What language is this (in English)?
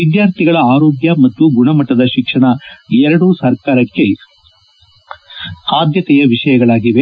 Kannada